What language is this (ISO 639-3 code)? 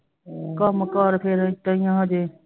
pan